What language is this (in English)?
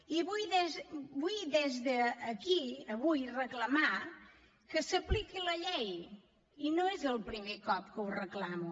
Catalan